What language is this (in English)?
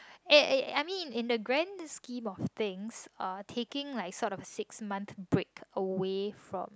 English